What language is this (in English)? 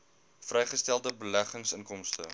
Afrikaans